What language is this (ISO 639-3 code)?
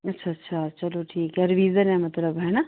pan